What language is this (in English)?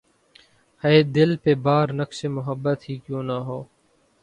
Urdu